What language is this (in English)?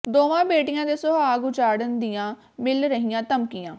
Punjabi